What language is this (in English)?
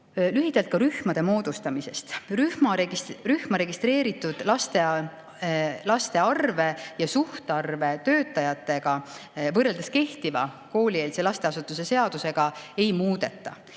Estonian